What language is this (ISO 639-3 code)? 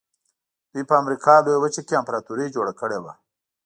pus